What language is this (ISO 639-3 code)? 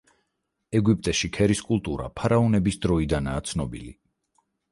kat